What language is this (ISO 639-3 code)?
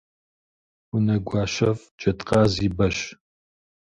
kbd